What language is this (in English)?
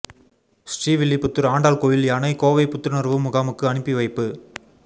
Tamil